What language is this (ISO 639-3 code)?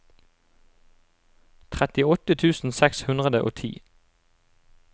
nor